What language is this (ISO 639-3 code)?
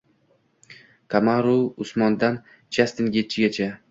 uzb